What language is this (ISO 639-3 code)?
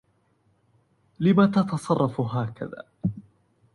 ara